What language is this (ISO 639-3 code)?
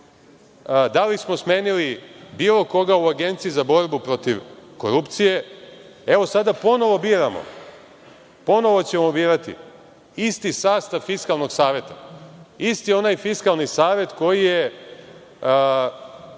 srp